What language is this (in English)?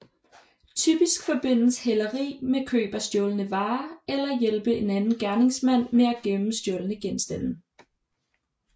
Danish